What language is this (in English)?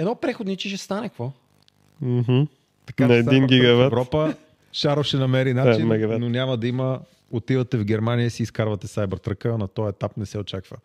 Bulgarian